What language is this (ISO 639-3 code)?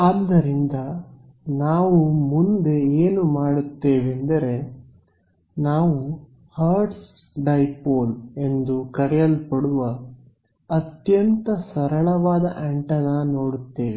kan